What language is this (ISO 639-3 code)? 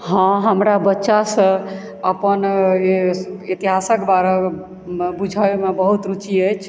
mai